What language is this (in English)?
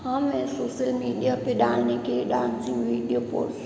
Hindi